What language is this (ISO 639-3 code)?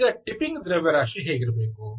kan